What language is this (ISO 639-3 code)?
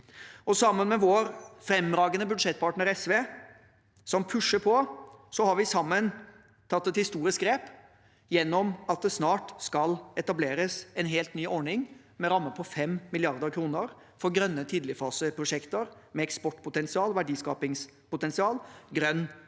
nor